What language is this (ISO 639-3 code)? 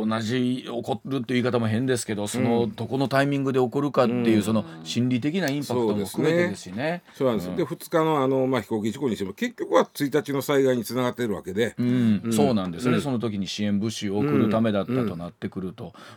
jpn